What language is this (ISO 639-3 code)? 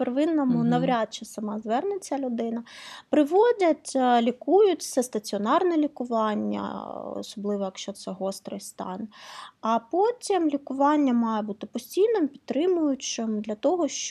ukr